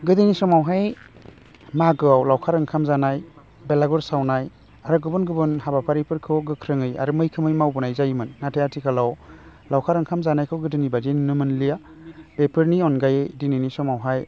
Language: Bodo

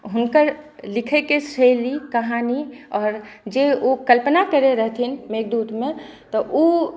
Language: Maithili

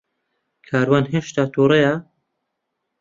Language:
Central Kurdish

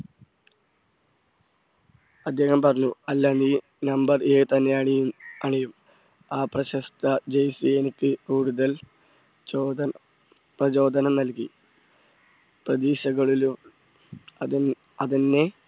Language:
Malayalam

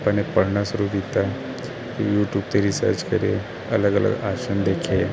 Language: Punjabi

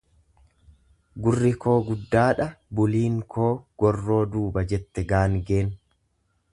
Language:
Oromo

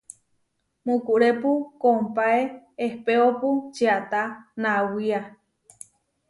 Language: Huarijio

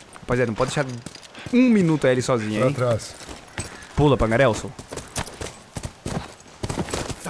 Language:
Portuguese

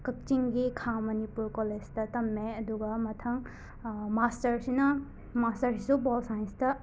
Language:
Manipuri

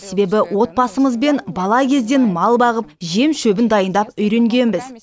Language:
Kazakh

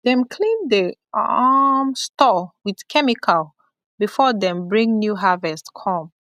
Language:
Nigerian Pidgin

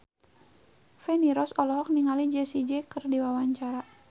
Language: Sundanese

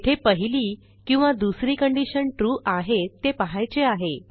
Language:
Marathi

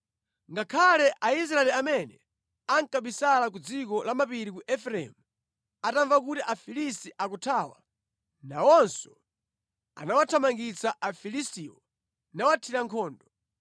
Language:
Nyanja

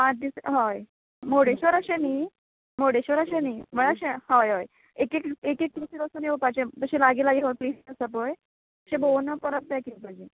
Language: Konkani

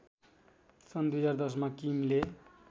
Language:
Nepali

